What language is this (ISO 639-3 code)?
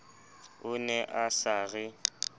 sot